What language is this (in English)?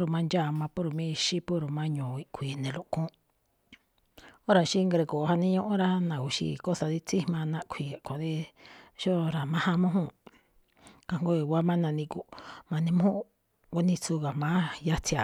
Malinaltepec Me'phaa